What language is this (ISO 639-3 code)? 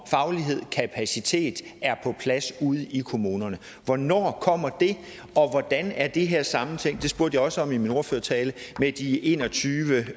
dan